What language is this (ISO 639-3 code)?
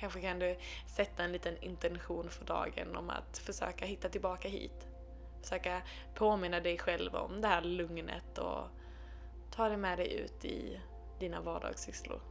swe